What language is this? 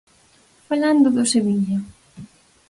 Galician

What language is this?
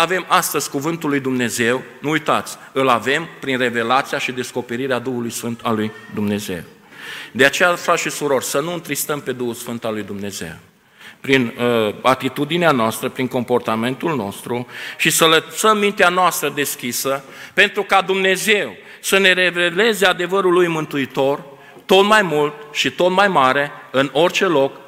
Romanian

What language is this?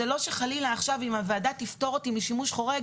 Hebrew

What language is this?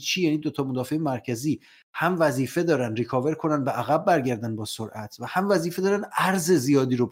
Persian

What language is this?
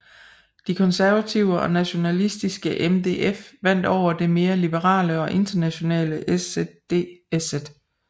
Danish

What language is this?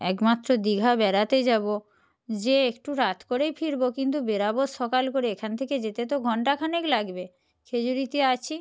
Bangla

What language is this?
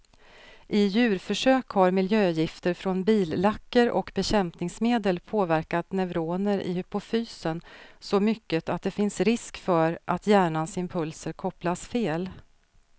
Swedish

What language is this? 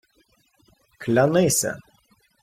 Ukrainian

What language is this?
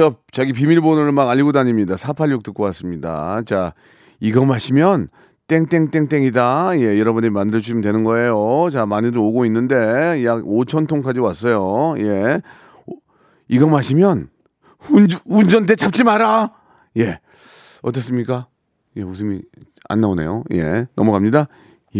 Korean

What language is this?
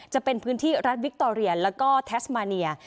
Thai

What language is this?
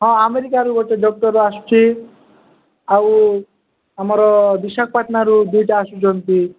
Odia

